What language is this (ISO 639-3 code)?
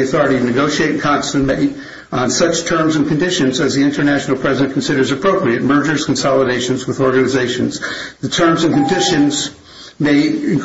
eng